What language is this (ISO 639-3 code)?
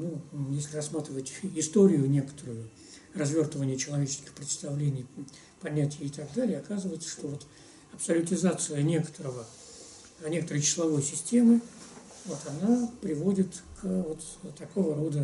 rus